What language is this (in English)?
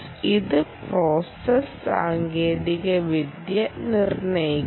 Malayalam